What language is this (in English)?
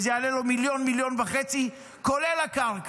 Hebrew